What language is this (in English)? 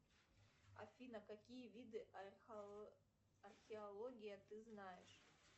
Russian